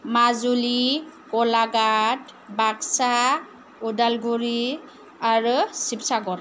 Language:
Bodo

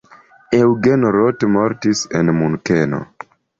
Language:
Esperanto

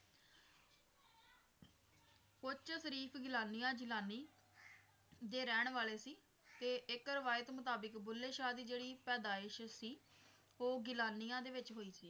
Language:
Punjabi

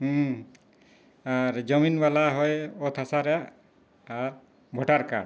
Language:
Santali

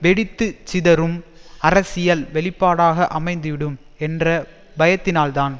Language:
Tamil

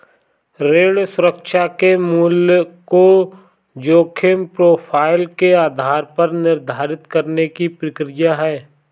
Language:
Hindi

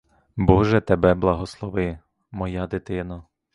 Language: Ukrainian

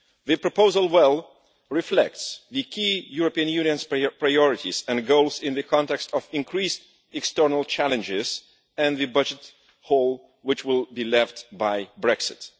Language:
English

